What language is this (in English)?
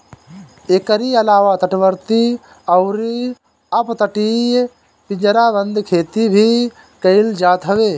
Bhojpuri